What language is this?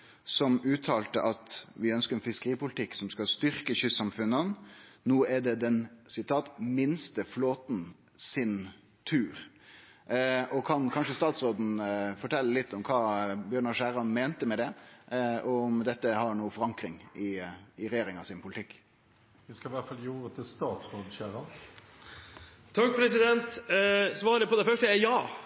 Norwegian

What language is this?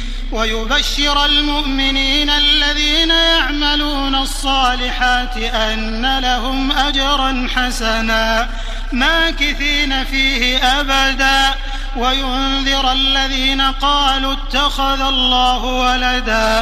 Arabic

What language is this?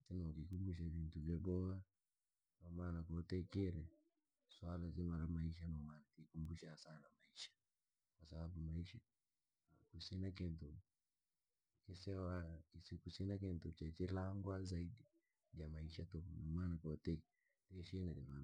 Langi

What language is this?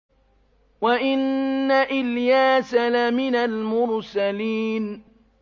Arabic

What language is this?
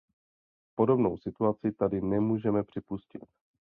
Czech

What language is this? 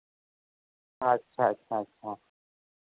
Santali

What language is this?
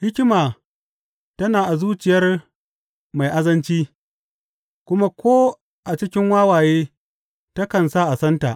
Hausa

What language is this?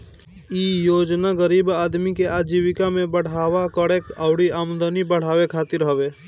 Bhojpuri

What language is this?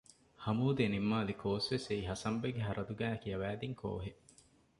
Divehi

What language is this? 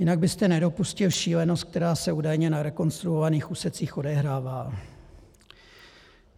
Czech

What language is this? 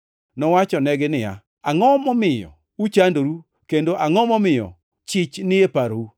Luo (Kenya and Tanzania)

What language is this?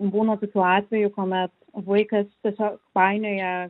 Lithuanian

